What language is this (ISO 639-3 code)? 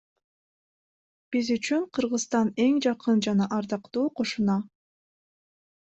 kir